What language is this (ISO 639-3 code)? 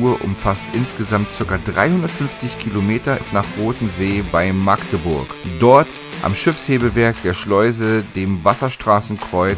deu